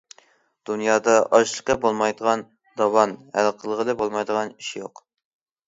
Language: Uyghur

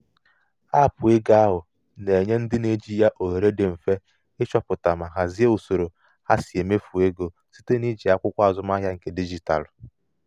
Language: Igbo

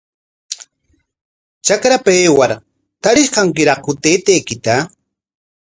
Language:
Corongo Ancash Quechua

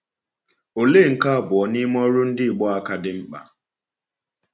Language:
Igbo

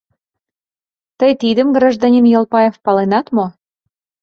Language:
Mari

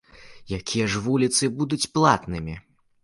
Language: Belarusian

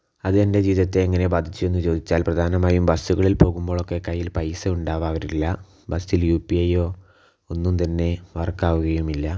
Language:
Malayalam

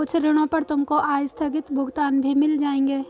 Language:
Hindi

